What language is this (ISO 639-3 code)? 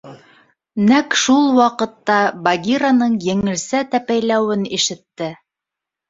bak